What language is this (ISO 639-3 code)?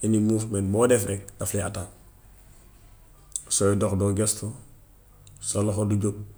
wof